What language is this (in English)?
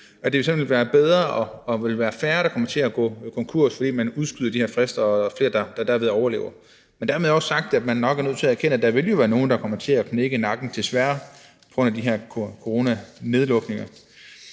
Danish